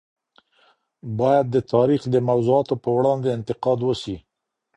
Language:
Pashto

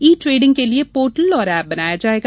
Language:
Hindi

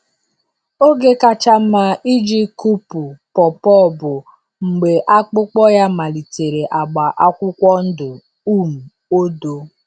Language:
Igbo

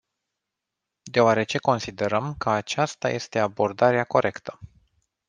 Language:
Romanian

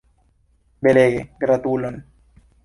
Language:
Esperanto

